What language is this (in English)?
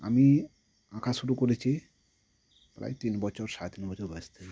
Bangla